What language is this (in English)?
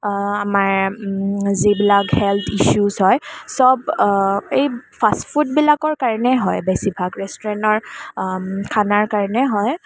Assamese